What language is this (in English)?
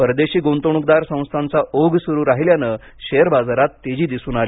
Marathi